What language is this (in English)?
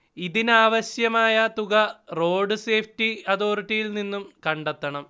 Malayalam